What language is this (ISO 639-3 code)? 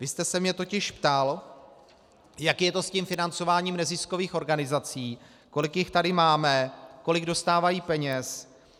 ces